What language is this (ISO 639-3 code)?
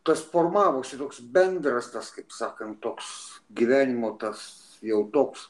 lit